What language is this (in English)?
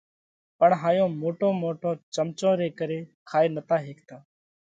Parkari Koli